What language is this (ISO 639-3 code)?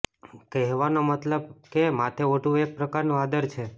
guj